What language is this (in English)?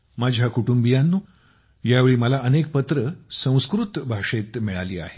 Marathi